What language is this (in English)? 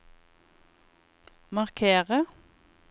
Norwegian